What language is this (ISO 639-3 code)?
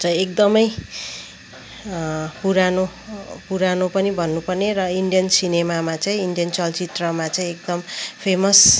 nep